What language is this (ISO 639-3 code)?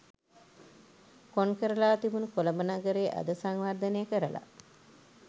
sin